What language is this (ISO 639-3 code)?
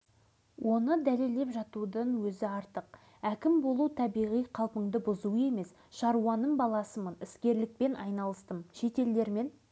kaz